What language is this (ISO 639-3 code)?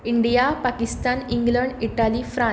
kok